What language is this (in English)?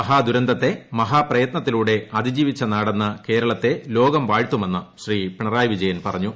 Malayalam